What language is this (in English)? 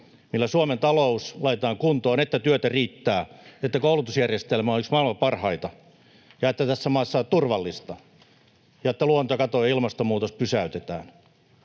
Finnish